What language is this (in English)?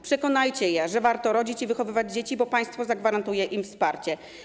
Polish